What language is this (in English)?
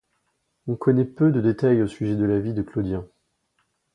French